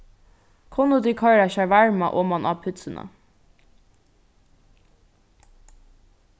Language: Faroese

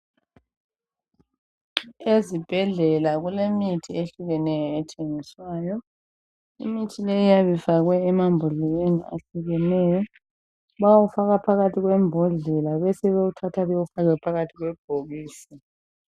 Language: North Ndebele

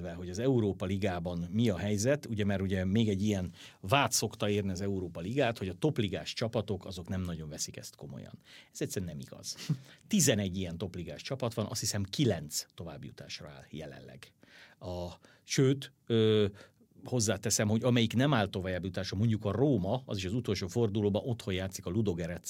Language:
Hungarian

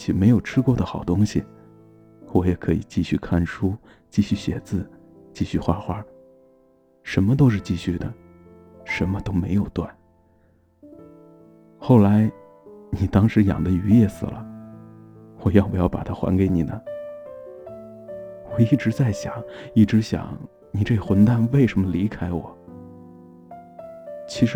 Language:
Chinese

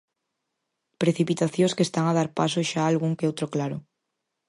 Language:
Galician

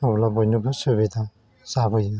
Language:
Bodo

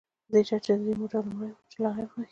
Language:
Pashto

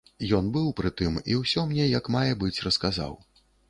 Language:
Belarusian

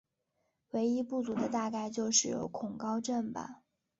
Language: Chinese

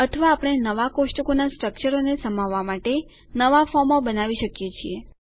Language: Gujarati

